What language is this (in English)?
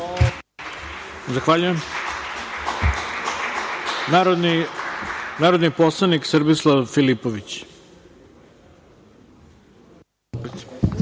Serbian